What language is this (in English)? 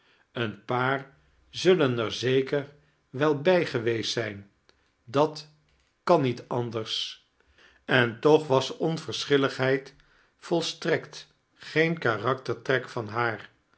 Dutch